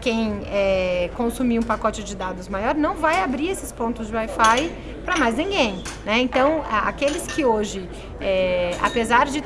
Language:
Portuguese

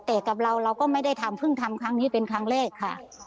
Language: Thai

